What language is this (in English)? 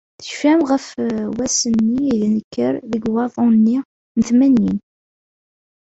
Kabyle